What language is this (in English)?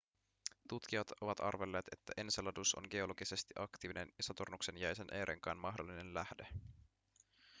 Finnish